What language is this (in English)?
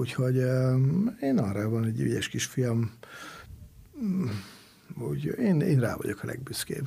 Hungarian